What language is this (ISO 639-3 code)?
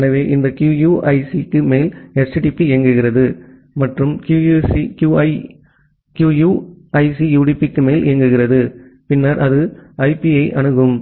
tam